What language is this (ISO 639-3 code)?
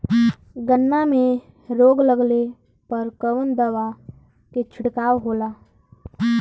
bho